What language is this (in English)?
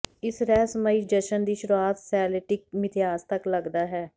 Punjabi